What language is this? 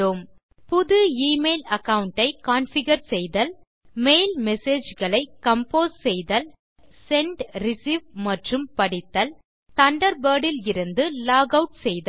Tamil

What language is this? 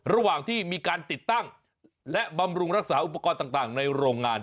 Thai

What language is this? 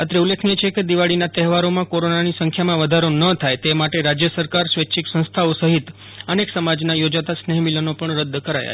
Gujarati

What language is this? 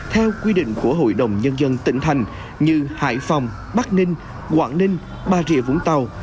Vietnamese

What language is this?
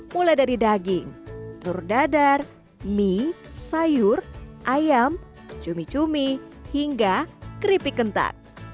Indonesian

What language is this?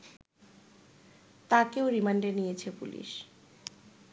Bangla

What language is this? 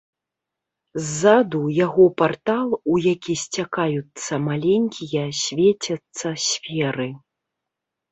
Belarusian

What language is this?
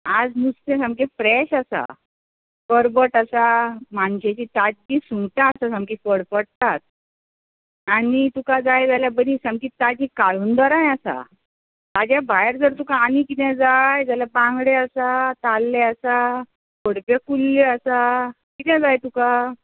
Konkani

